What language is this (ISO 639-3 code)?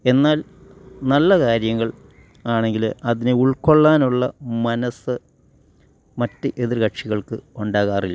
mal